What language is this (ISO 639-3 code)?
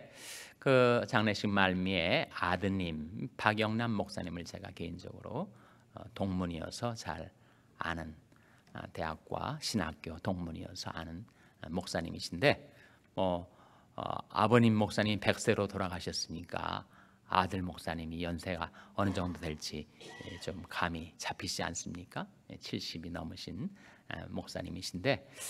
kor